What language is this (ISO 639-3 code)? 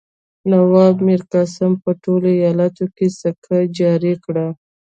pus